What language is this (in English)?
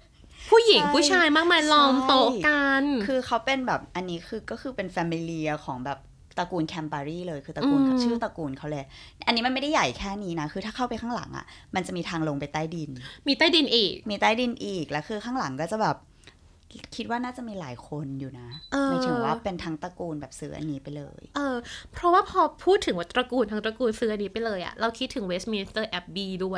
Thai